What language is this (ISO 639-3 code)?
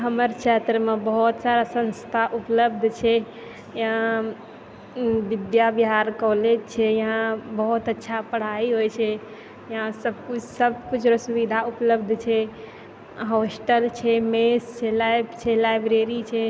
mai